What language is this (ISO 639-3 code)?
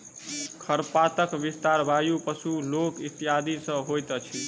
mai